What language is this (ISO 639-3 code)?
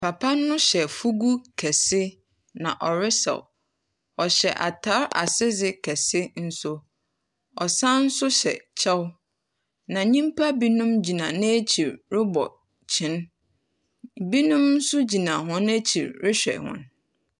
aka